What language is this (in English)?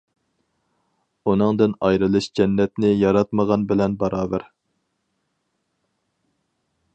Uyghur